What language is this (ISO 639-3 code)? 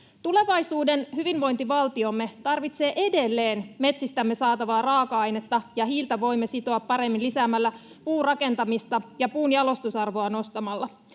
fin